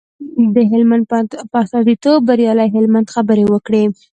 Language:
Pashto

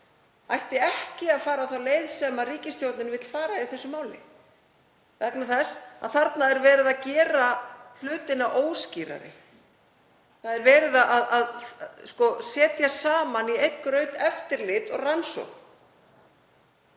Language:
Icelandic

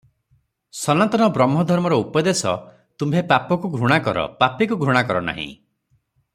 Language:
Odia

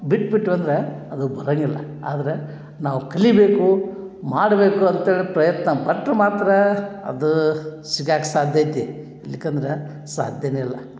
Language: Kannada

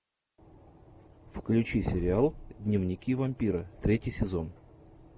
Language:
Russian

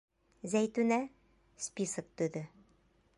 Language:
Bashkir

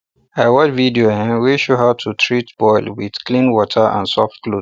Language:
Nigerian Pidgin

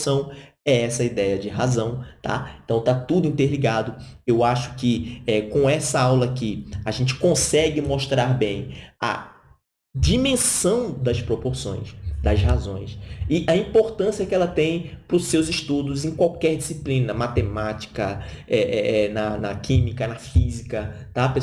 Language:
Portuguese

